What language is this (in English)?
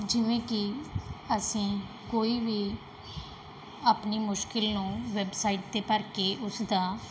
Punjabi